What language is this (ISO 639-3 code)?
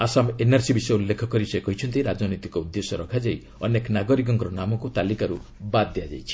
ori